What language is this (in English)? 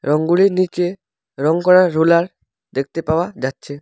Bangla